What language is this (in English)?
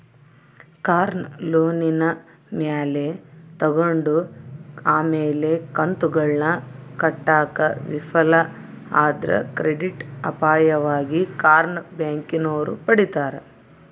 Kannada